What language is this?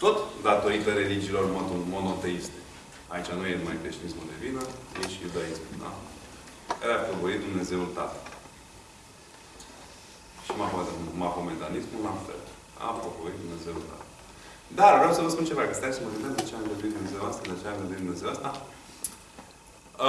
Romanian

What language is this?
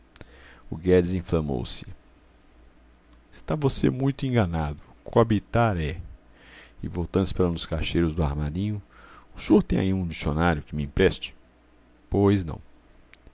Portuguese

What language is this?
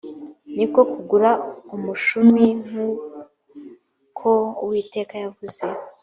Kinyarwanda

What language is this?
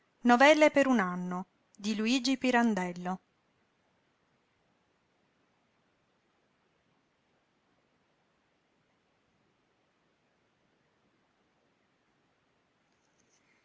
Italian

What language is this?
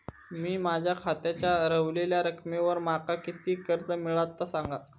Marathi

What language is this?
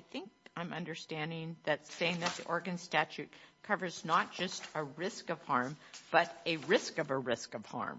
English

